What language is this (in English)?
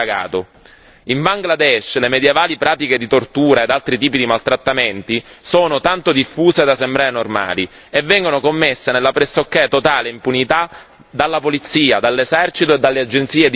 Italian